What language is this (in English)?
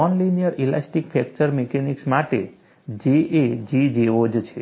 Gujarati